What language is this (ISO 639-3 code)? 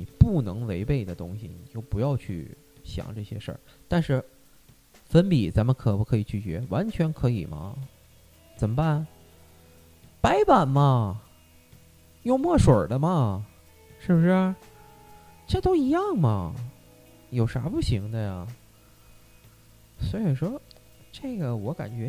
zho